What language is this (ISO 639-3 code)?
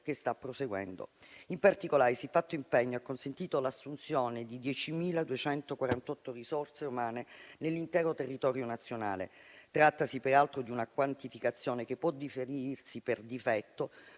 ita